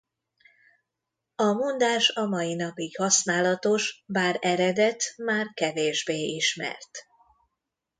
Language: Hungarian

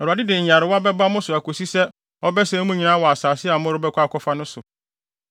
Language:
Akan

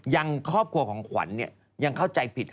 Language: Thai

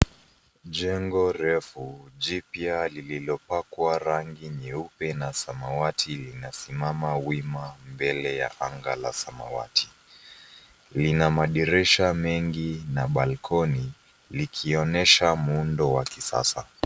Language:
Swahili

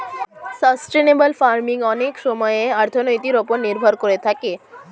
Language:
Bangla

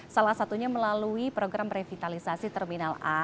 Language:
Indonesian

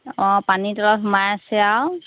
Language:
Assamese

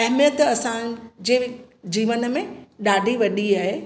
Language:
Sindhi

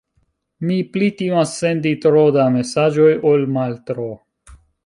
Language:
Esperanto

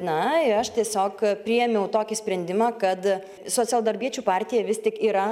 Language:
Lithuanian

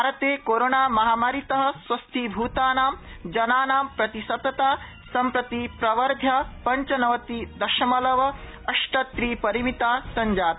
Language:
Sanskrit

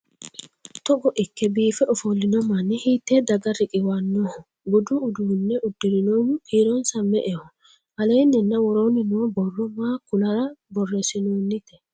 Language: Sidamo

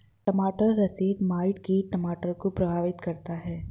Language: Hindi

